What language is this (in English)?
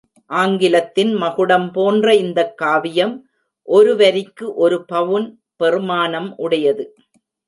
Tamil